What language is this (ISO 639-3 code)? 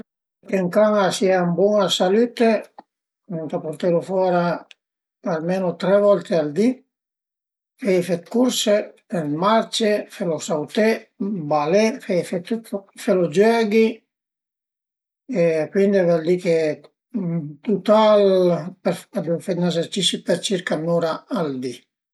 pms